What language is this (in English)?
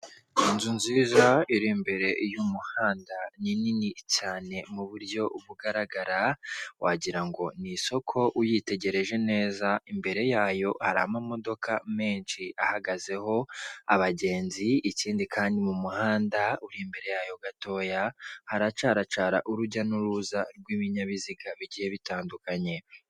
Kinyarwanda